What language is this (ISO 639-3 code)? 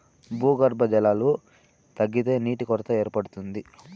tel